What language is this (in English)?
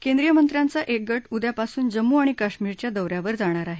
Marathi